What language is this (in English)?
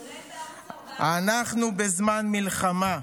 Hebrew